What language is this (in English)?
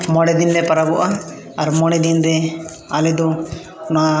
Santali